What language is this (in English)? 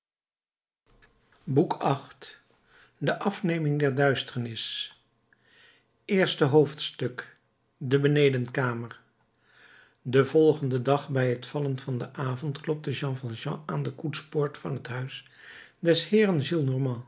Dutch